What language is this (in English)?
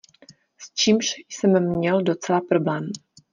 Czech